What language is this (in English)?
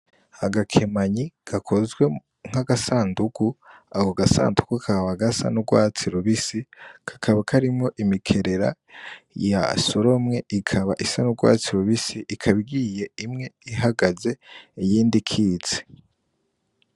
Rundi